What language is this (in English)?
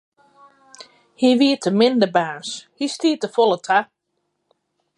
Western Frisian